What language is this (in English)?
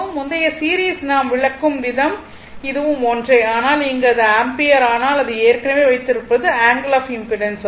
Tamil